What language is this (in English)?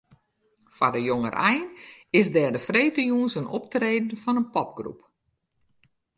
Western Frisian